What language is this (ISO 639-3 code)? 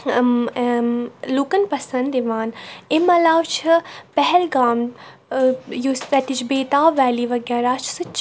kas